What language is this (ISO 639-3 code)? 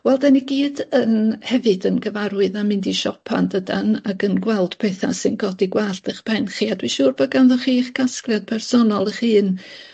cym